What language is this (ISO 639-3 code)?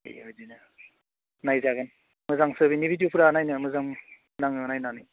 brx